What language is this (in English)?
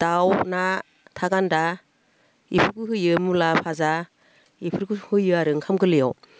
Bodo